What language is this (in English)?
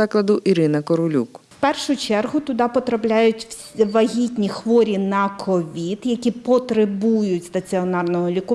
Ukrainian